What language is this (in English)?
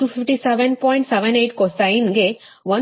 Kannada